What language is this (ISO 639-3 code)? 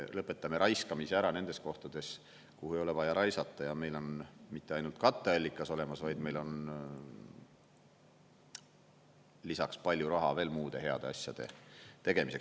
est